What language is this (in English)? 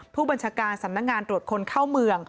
Thai